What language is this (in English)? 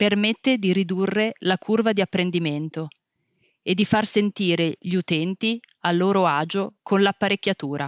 Italian